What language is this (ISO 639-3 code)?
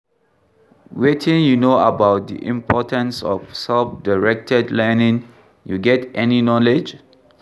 pcm